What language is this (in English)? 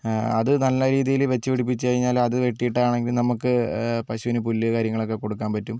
Malayalam